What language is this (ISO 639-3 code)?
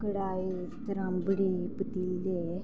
doi